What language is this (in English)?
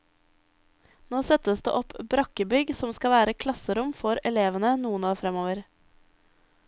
Norwegian